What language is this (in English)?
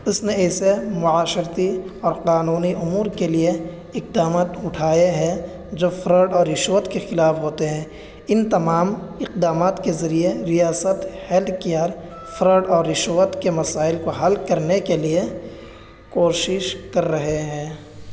Urdu